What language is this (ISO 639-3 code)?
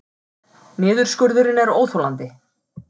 isl